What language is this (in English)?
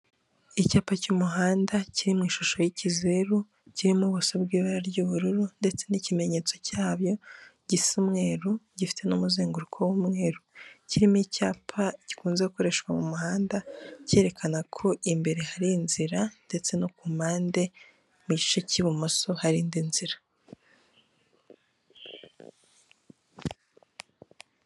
Kinyarwanda